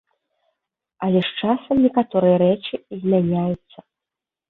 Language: Belarusian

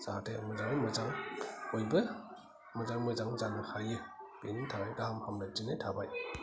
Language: Bodo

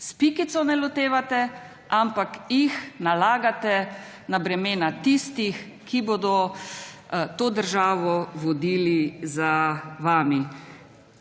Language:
Slovenian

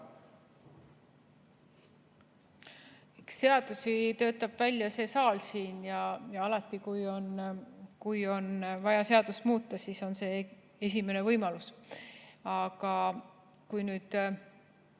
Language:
Estonian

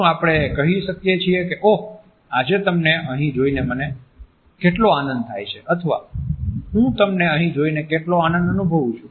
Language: Gujarati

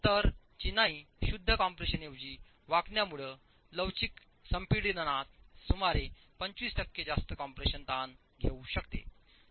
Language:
Marathi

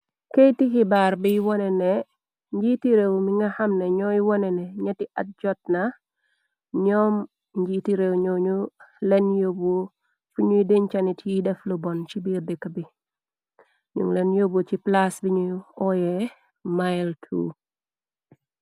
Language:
Wolof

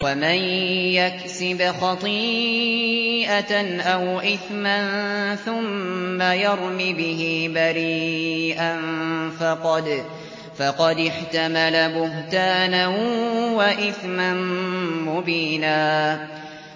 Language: Arabic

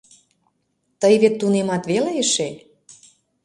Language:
Mari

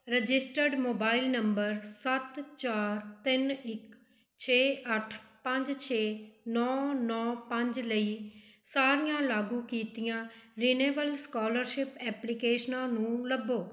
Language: Punjabi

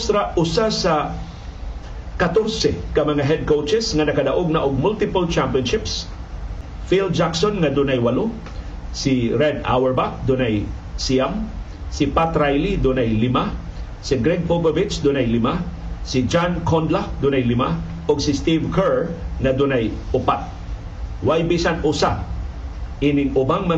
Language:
Filipino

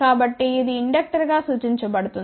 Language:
Telugu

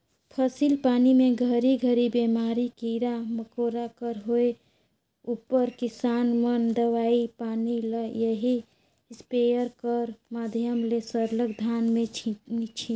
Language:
Chhattisgarhi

